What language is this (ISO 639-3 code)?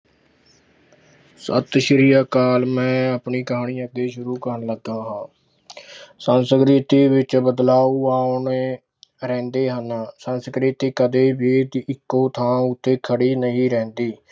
pan